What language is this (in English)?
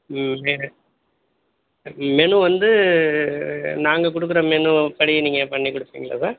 Tamil